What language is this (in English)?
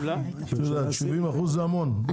Hebrew